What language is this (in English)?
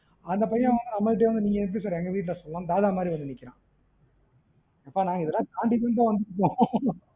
Tamil